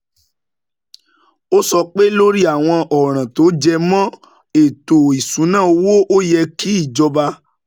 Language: Yoruba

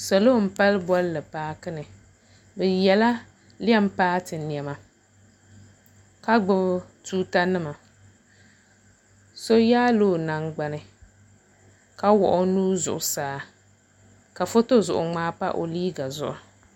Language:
Dagbani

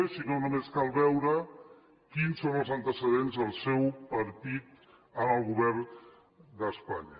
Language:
Catalan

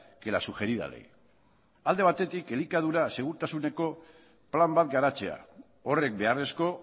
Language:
Basque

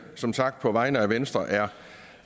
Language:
Danish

